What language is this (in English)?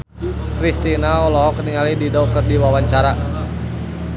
Sundanese